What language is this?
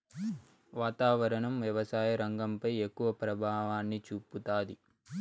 Telugu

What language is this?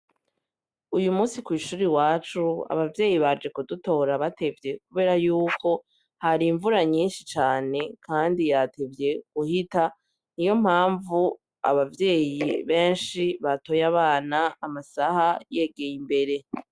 Rundi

